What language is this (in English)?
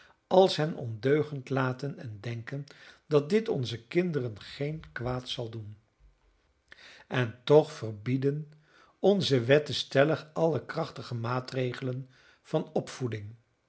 Dutch